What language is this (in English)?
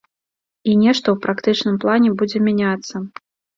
Belarusian